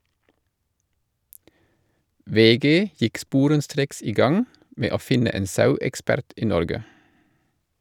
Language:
Norwegian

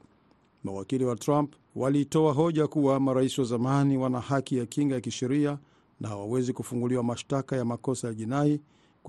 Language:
Swahili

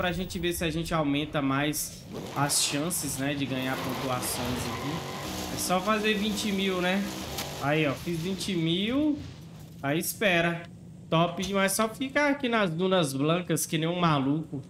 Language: Portuguese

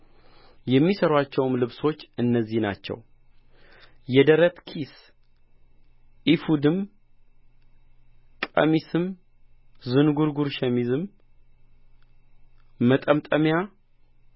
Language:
Amharic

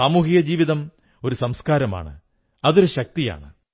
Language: Malayalam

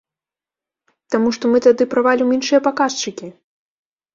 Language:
Belarusian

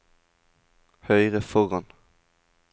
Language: Norwegian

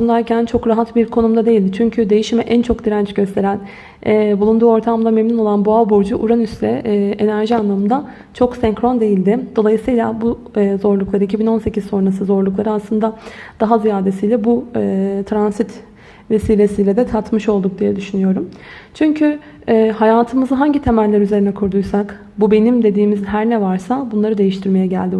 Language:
Turkish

